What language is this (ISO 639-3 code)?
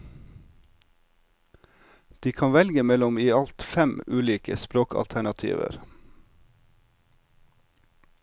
nor